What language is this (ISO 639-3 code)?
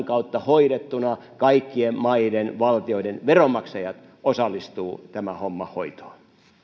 fin